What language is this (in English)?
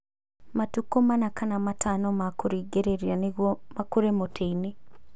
Kikuyu